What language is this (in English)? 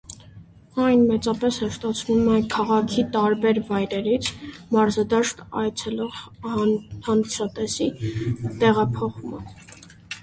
Armenian